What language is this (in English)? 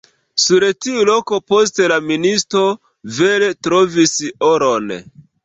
Esperanto